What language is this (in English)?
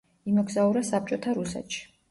Georgian